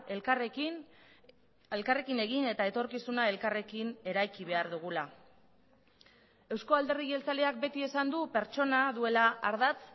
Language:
Basque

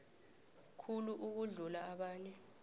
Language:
South Ndebele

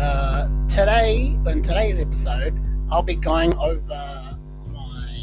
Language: English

